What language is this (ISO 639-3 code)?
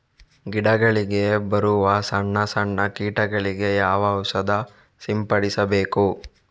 kan